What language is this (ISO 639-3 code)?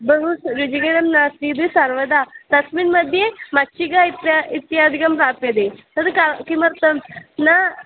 san